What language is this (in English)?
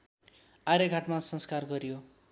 Nepali